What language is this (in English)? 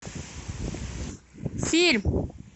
Russian